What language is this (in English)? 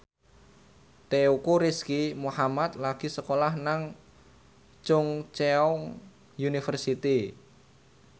Javanese